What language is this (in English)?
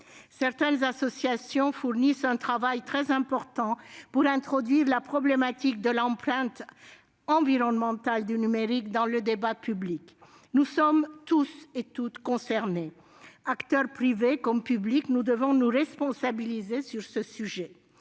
French